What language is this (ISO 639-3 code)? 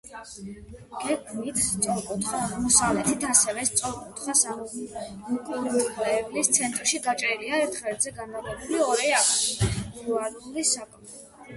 kat